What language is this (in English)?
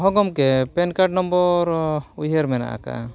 Santali